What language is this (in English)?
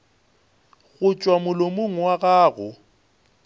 Northern Sotho